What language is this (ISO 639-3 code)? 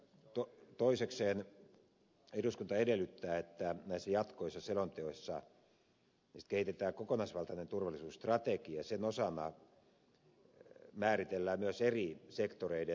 fin